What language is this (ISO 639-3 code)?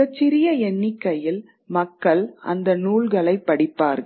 tam